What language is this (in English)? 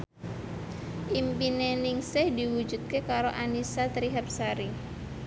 Javanese